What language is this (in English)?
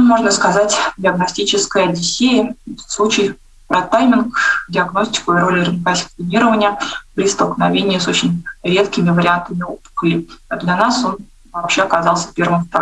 Russian